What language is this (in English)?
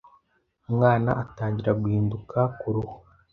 Kinyarwanda